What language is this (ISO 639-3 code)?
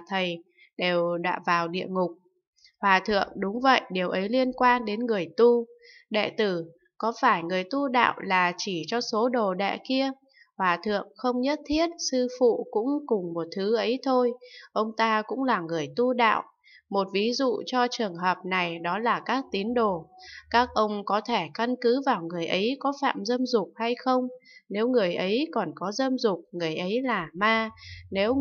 vie